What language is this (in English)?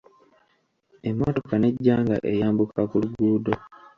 Ganda